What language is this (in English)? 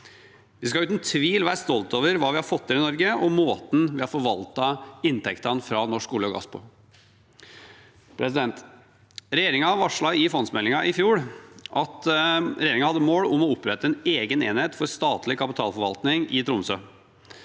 Norwegian